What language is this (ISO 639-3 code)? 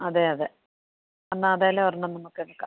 mal